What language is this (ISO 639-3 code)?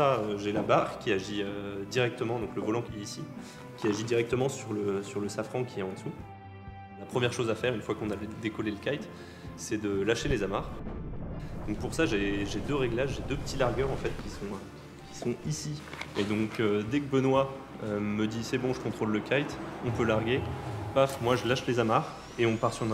fra